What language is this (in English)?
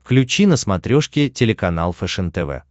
Russian